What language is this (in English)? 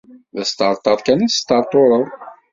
Kabyle